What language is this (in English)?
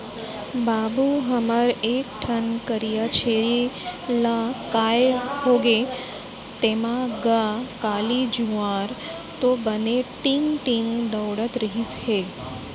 Chhattisgarhi